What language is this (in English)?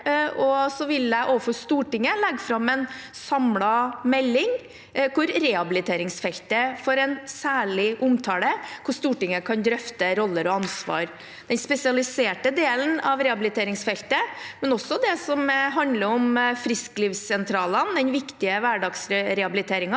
Norwegian